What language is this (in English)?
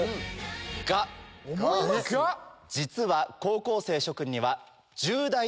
Japanese